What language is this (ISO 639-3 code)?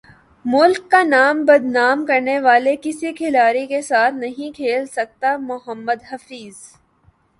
urd